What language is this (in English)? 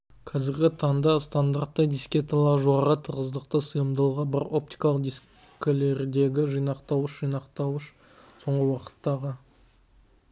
Kazakh